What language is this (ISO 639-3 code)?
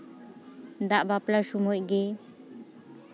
sat